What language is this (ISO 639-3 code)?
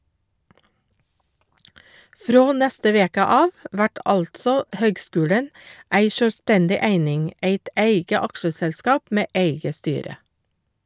nor